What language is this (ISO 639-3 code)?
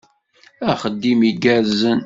kab